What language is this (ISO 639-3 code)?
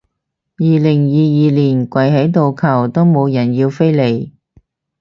yue